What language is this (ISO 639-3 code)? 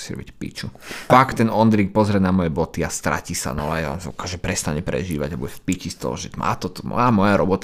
slk